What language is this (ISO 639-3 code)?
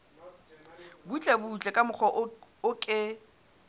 sot